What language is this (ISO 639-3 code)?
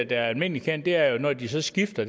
dan